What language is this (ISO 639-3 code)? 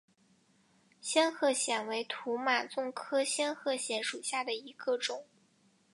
zho